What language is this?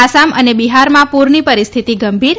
Gujarati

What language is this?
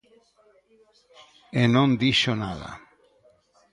Galician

